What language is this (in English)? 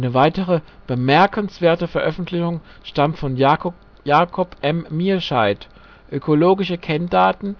German